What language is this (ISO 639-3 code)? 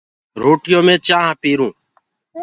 ggg